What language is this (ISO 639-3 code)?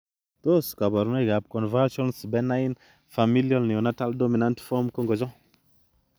kln